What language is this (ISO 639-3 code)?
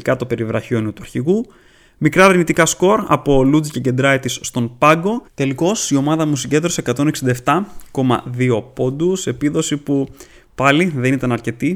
ell